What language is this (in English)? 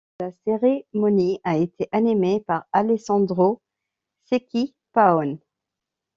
French